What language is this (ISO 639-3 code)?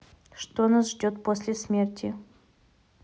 rus